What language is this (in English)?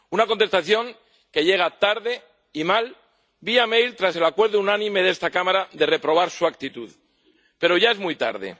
Spanish